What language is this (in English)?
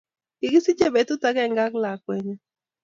Kalenjin